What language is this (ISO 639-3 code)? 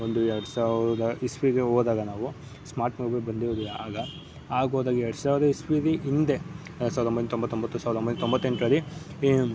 kan